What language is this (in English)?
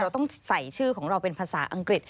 Thai